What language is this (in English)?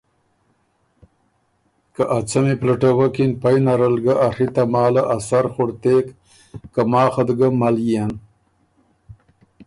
Ormuri